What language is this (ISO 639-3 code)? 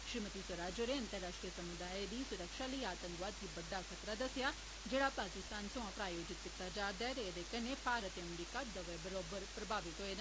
doi